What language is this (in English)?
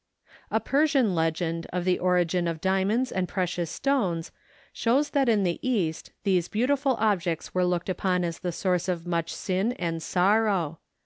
English